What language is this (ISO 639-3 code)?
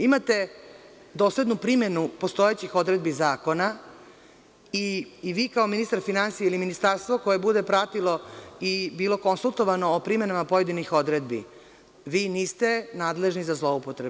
srp